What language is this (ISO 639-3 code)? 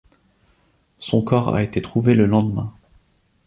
fra